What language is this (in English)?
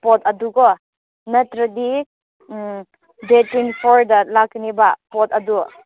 Manipuri